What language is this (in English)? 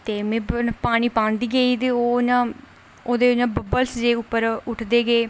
Dogri